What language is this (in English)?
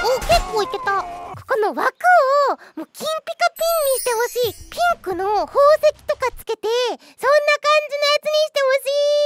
Japanese